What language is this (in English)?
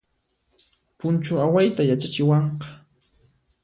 Puno Quechua